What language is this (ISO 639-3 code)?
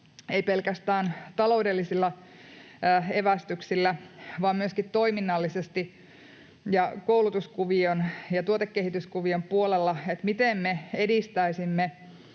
fin